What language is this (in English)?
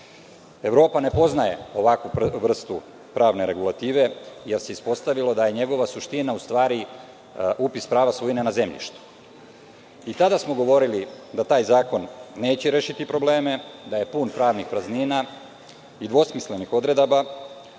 Serbian